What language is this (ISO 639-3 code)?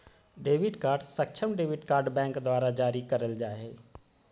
mag